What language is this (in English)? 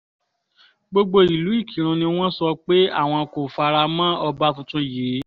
Yoruba